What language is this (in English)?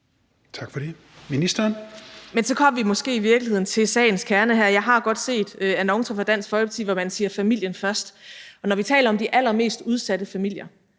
Danish